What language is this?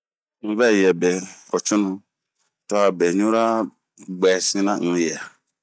Bomu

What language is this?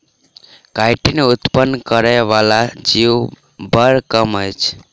Maithili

